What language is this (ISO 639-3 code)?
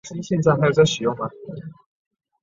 zho